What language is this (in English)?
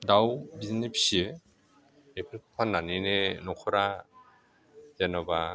Bodo